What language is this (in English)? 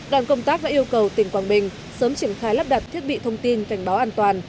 Vietnamese